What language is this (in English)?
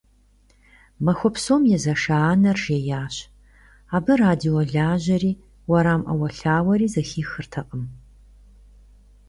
Kabardian